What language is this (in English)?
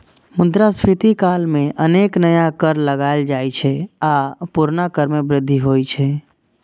Maithili